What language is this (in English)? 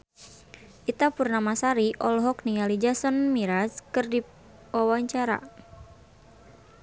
Sundanese